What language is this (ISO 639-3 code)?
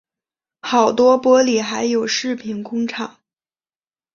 zho